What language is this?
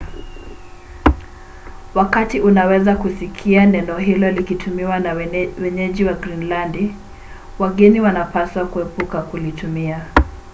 Swahili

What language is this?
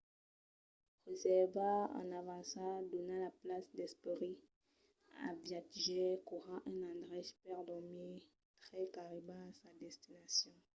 Occitan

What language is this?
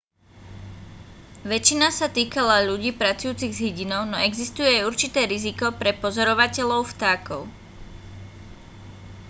Slovak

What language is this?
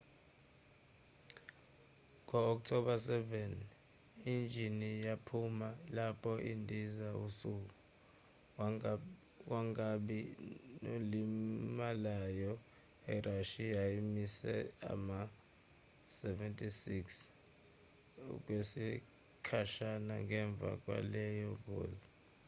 Zulu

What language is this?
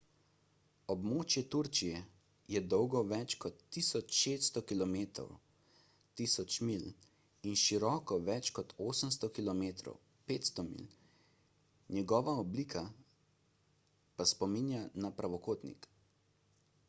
Slovenian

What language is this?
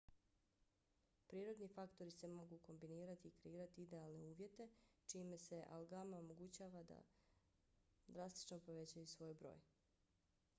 Bosnian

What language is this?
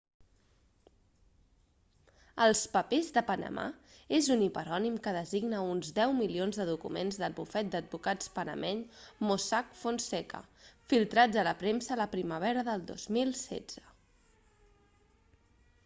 Catalan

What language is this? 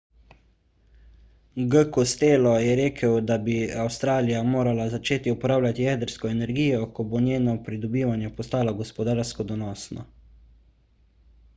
Slovenian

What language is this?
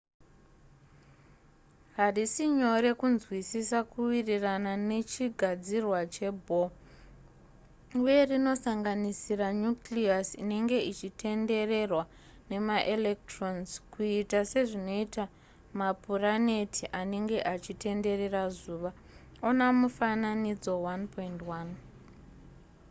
Shona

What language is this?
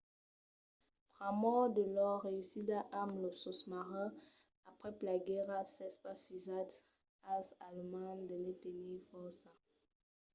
Occitan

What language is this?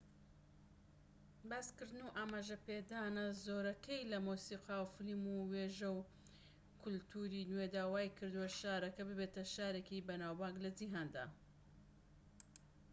Central Kurdish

